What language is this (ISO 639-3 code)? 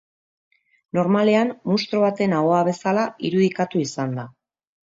eus